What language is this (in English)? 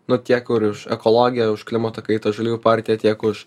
Lithuanian